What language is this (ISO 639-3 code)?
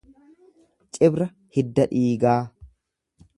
orm